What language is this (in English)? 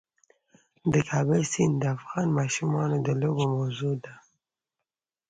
Pashto